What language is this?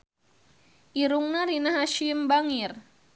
Sundanese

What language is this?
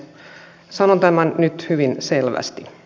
Finnish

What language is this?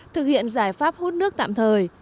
Vietnamese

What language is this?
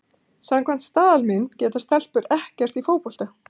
Icelandic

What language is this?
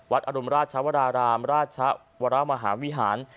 Thai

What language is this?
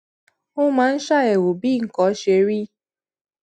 Yoruba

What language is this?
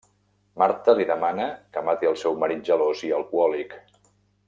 Catalan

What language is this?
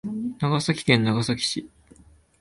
Japanese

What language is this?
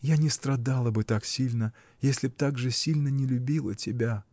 Russian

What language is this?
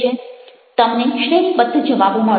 Gujarati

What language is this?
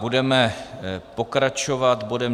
Czech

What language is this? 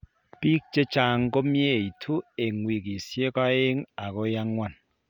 Kalenjin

